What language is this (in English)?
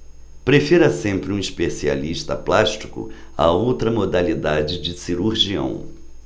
Portuguese